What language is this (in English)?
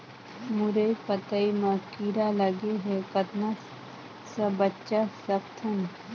Chhattisgarhi